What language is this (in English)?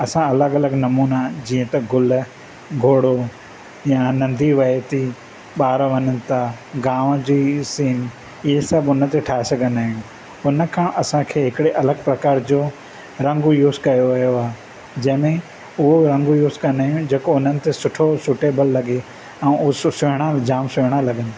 Sindhi